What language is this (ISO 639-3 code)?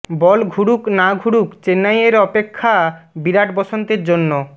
ben